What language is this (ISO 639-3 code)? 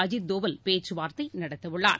tam